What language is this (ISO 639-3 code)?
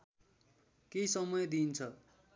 nep